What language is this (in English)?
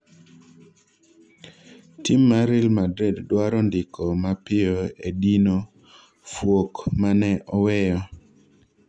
Luo (Kenya and Tanzania)